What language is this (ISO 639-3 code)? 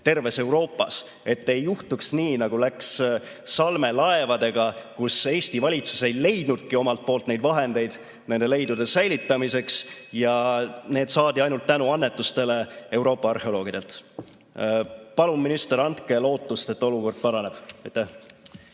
est